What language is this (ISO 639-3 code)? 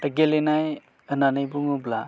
brx